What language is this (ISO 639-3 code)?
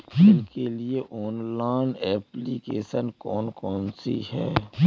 hin